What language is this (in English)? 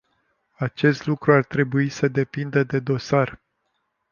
Romanian